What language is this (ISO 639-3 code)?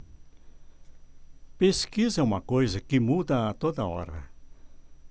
por